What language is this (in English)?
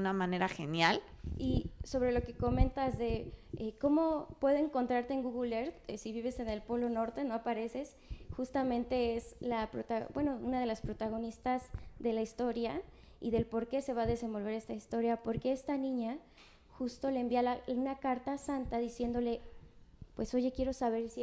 Spanish